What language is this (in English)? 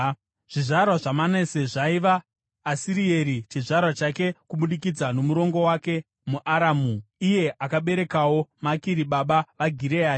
Shona